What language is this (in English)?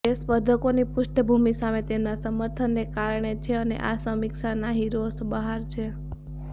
Gujarati